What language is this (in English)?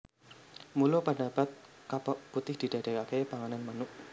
Javanese